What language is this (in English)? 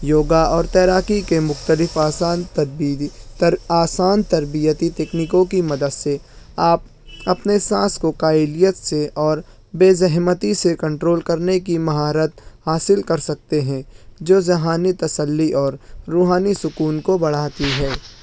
Urdu